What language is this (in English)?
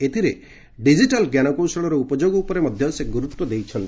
Odia